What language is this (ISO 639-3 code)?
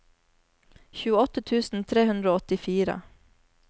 nor